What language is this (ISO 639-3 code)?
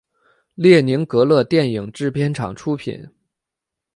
zho